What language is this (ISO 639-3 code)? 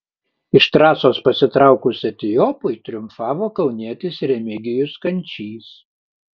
lit